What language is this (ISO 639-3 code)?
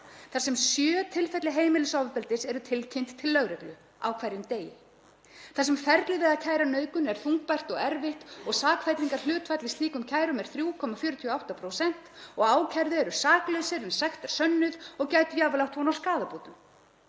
isl